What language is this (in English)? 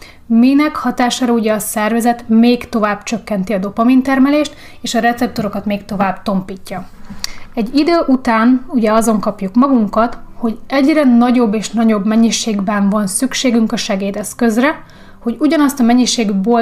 Hungarian